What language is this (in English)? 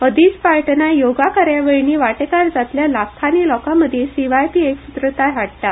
Konkani